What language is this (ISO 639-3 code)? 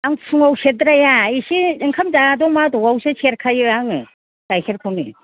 brx